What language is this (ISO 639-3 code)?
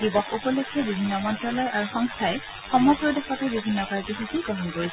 asm